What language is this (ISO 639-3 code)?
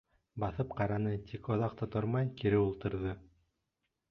bak